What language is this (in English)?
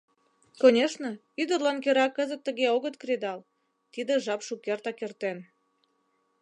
Mari